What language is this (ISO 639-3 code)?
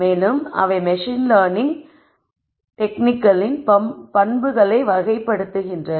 tam